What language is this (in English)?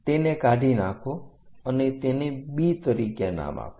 Gujarati